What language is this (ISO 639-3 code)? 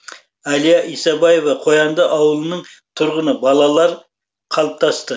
kaz